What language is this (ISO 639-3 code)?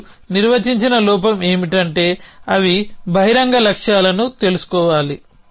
tel